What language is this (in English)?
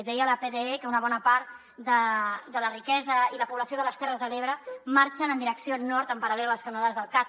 Catalan